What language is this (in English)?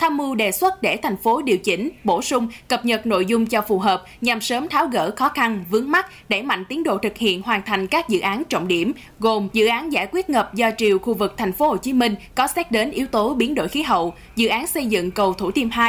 Vietnamese